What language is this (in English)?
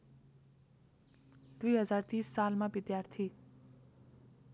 Nepali